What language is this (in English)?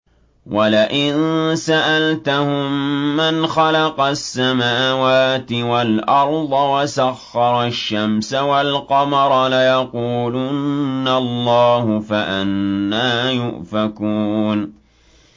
Arabic